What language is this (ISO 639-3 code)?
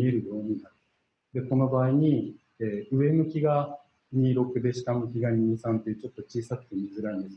jpn